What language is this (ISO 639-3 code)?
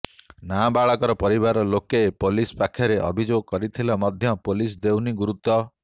ori